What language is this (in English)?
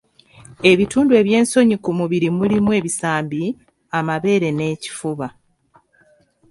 Ganda